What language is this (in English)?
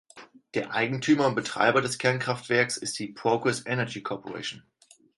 German